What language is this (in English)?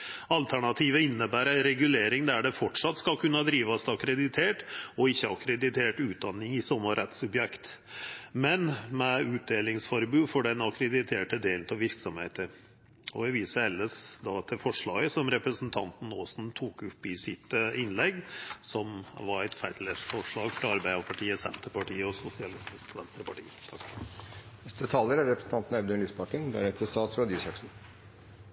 Norwegian Nynorsk